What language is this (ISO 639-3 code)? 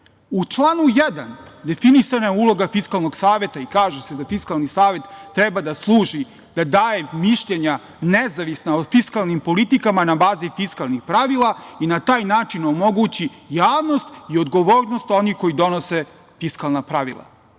srp